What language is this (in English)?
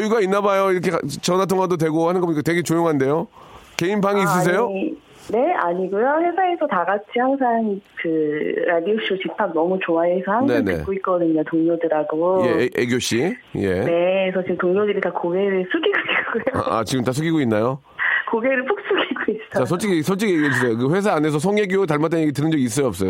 Korean